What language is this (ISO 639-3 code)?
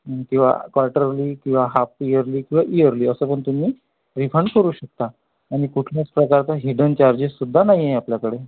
mar